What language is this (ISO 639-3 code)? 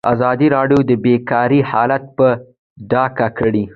pus